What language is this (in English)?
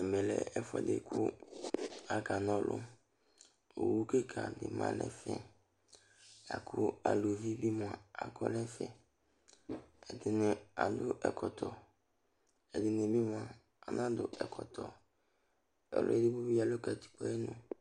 Ikposo